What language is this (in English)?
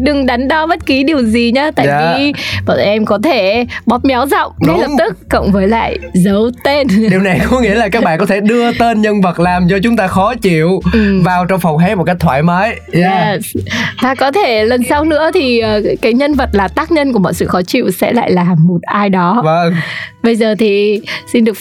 Vietnamese